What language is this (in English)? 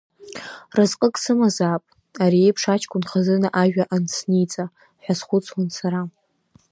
Abkhazian